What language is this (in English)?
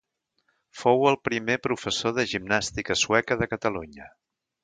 Catalan